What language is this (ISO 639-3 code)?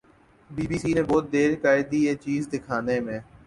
urd